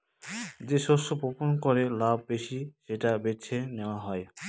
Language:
Bangla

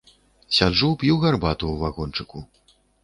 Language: Belarusian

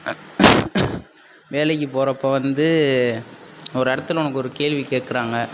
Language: Tamil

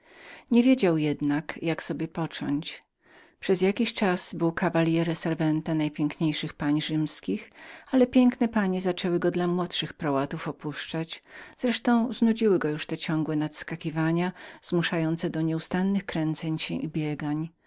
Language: Polish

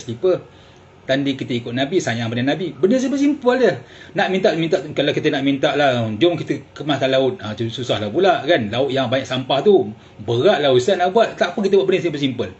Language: Malay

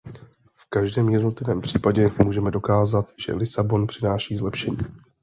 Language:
Czech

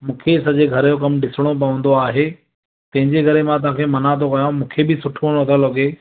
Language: Sindhi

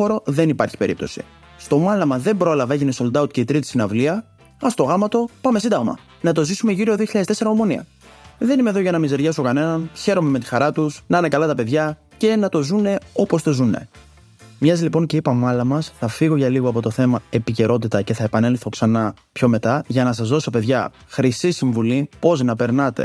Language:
Greek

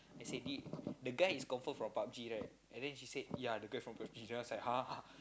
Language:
English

